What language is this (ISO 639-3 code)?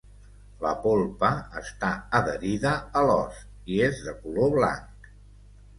cat